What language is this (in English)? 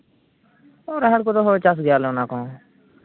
Santali